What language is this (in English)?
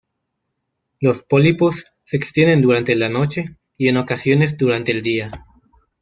Spanish